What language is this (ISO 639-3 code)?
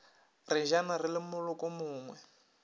nso